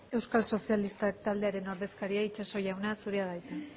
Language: Basque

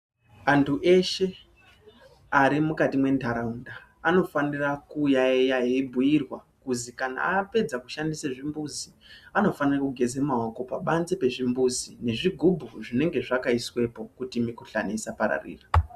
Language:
Ndau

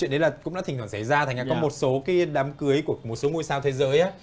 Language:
Vietnamese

